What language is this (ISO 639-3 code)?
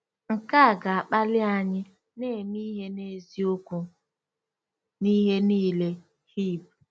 ibo